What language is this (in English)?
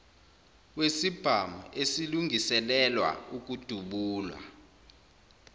Zulu